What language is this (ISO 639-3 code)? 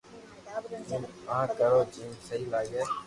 lrk